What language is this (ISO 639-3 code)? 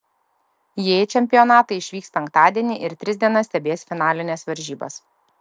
lit